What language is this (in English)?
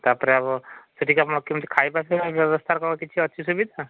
Odia